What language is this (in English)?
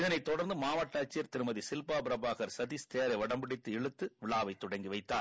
Tamil